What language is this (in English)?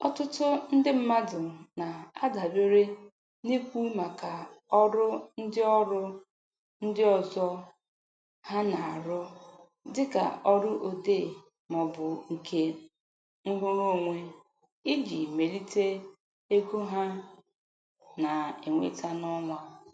Igbo